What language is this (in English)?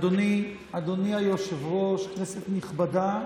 Hebrew